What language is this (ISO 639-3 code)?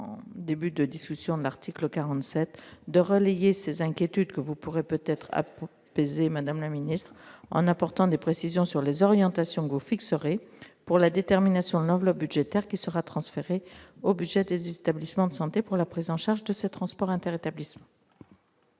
fra